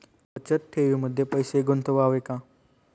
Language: Marathi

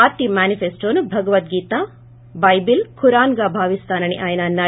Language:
Telugu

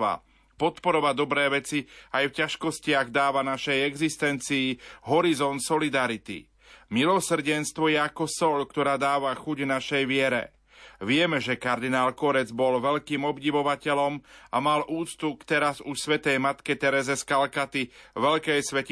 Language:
Slovak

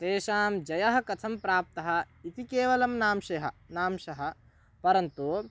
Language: Sanskrit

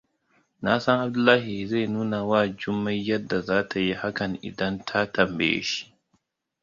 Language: Hausa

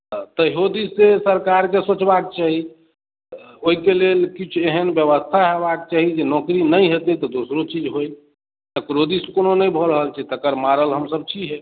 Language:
Maithili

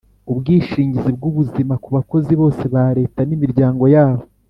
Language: Kinyarwanda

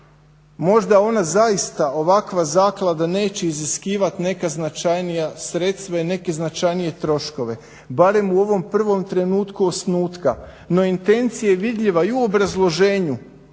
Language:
Croatian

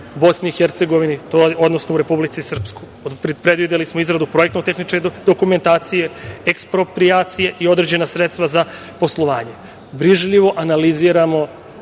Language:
Serbian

